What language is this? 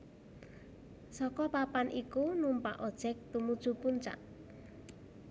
Javanese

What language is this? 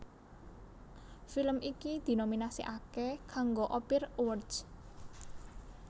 Javanese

